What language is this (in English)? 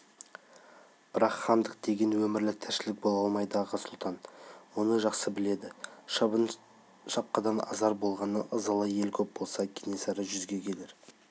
Kazakh